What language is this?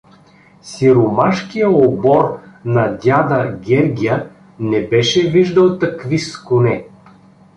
Bulgarian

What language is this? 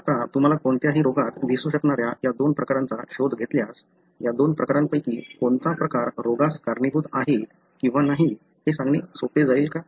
Marathi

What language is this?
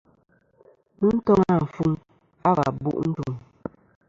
Kom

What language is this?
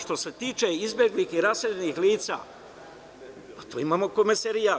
Serbian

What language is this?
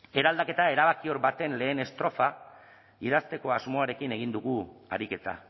Basque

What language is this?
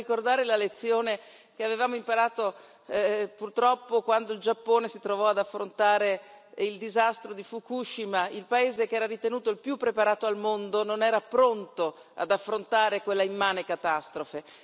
Italian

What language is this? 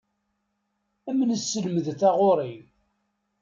Kabyle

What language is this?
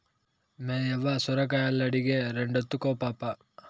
Telugu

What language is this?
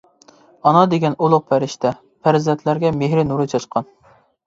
Uyghur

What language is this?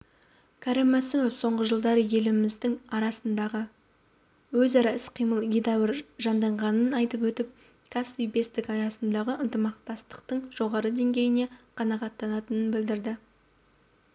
Kazakh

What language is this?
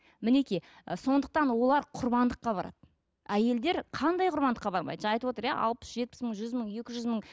Kazakh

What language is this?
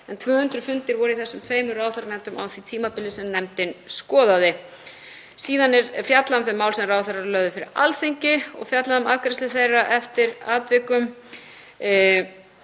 Icelandic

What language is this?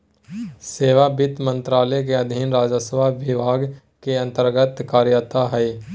Magahi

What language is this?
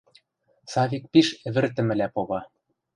Western Mari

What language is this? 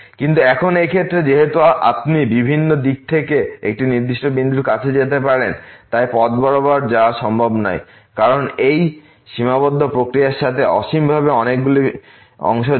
Bangla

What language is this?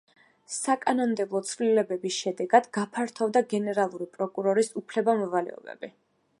Georgian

